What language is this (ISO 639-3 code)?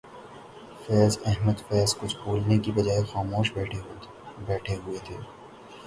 urd